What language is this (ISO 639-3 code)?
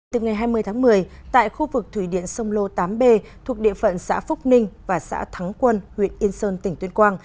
vie